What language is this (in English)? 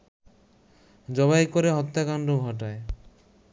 Bangla